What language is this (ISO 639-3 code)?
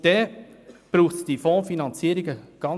gsw